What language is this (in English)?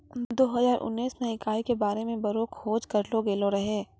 Maithili